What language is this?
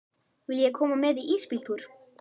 Icelandic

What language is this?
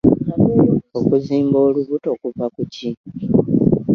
Ganda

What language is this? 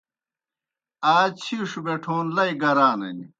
Kohistani Shina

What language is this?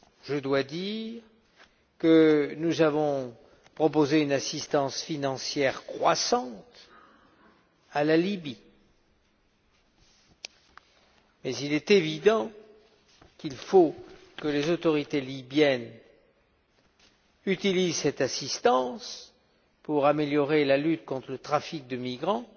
French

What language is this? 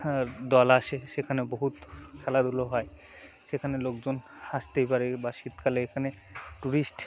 Bangla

